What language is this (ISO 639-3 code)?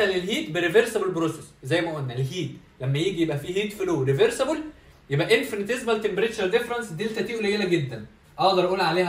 ara